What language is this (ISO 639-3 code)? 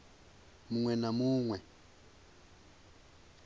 ven